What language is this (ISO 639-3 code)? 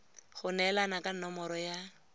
tsn